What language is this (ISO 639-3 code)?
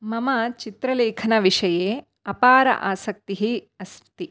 san